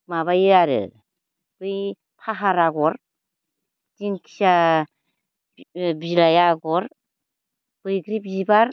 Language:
Bodo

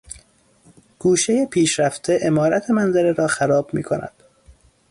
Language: Persian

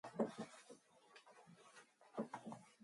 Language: Mongolian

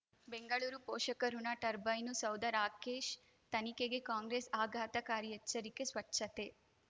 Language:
Kannada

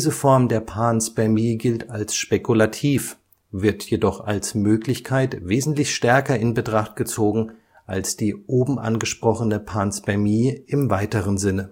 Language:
German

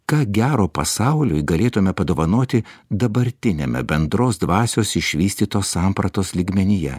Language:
Lithuanian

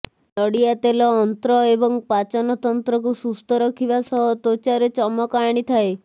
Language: Odia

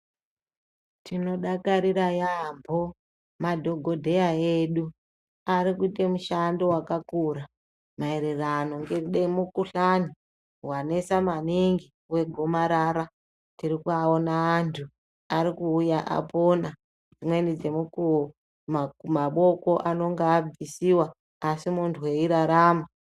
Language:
Ndau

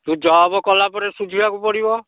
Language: Odia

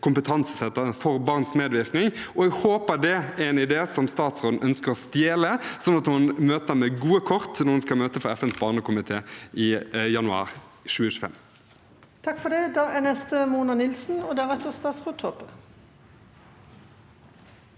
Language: Norwegian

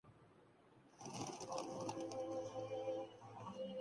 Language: Urdu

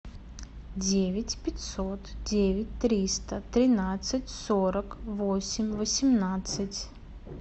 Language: Russian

